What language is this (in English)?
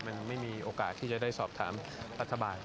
Thai